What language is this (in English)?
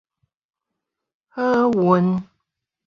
Min Nan Chinese